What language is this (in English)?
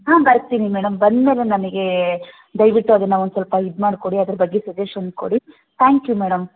Kannada